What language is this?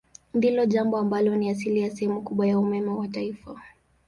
Swahili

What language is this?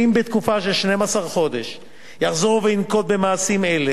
Hebrew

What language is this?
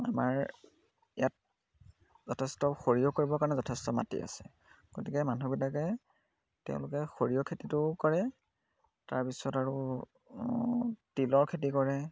Assamese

